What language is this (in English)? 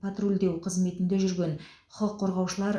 Kazakh